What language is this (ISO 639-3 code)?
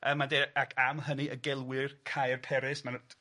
cym